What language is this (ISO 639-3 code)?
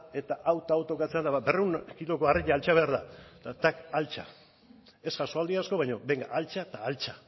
eus